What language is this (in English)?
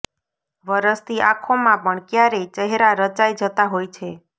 Gujarati